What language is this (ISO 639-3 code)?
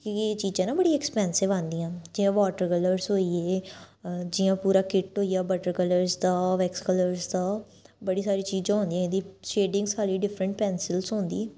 doi